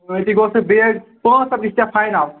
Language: Kashmiri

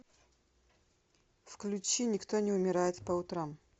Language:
Russian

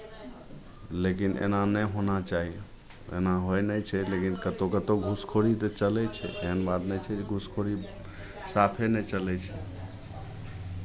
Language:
Maithili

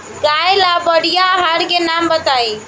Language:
Bhojpuri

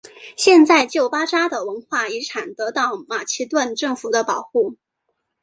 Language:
Chinese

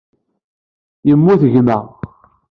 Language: Kabyle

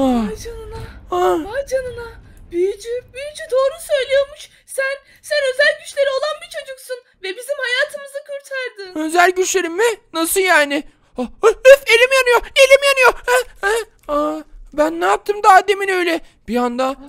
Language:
Turkish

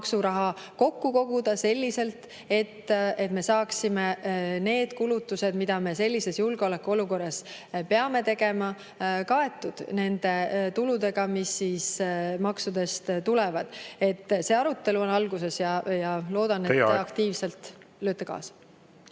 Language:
Estonian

